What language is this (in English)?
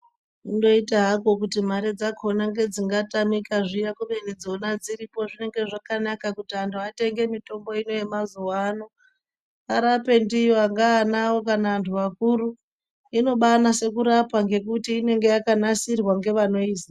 Ndau